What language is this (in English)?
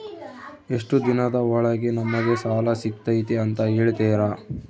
Kannada